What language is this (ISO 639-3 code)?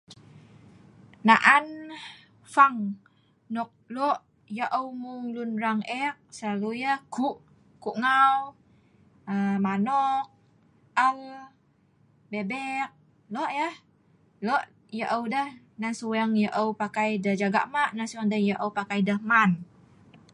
snv